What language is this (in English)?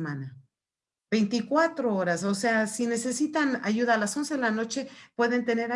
Spanish